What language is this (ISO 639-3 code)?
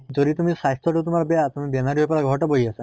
asm